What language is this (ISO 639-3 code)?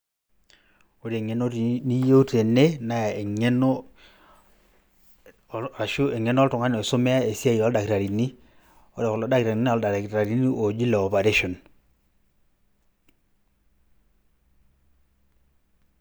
mas